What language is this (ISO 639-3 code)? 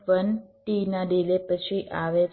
guj